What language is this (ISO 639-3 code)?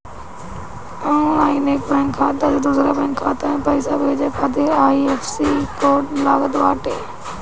bho